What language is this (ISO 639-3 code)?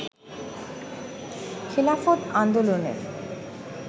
ben